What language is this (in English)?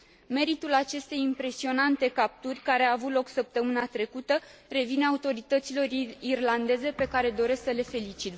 Romanian